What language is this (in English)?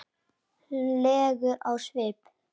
Icelandic